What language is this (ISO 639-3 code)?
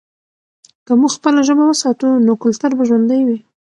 pus